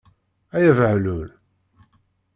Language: Kabyle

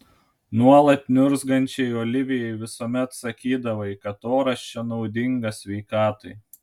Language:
Lithuanian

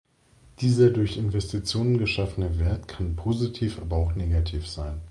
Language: German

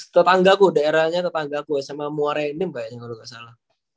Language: Indonesian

